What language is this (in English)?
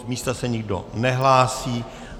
Czech